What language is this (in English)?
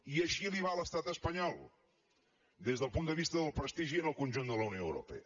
Catalan